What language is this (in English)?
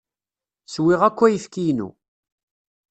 Kabyle